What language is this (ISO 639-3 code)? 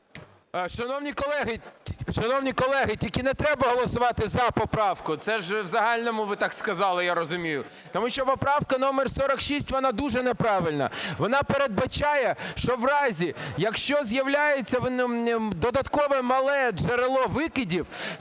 ukr